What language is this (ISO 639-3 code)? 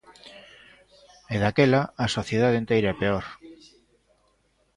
glg